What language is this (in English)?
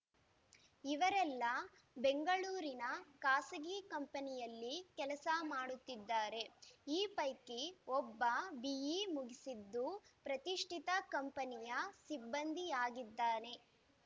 Kannada